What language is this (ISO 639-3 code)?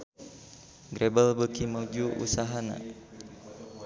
sun